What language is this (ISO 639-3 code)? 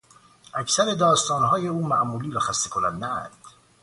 fas